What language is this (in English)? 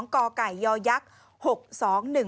Thai